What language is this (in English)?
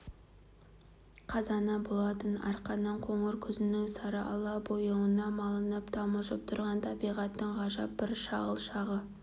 Kazakh